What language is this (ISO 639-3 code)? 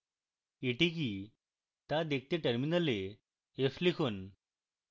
ben